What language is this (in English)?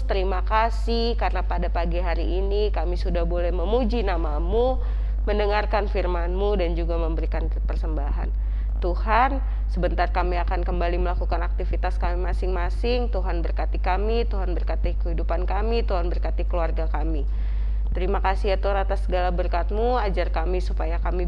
Indonesian